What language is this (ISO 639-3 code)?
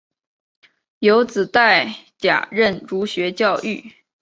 zho